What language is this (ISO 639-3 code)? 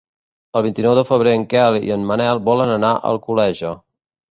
cat